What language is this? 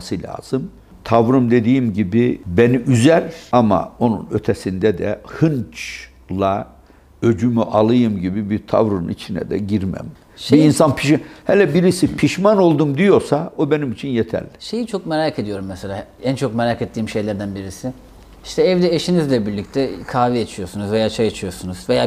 Turkish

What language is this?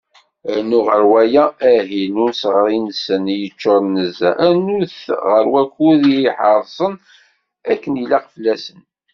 Kabyle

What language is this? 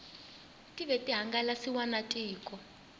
Tsonga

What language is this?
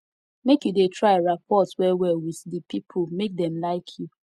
Nigerian Pidgin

